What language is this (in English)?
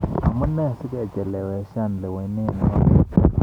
Kalenjin